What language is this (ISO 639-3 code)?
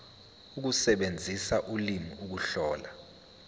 zul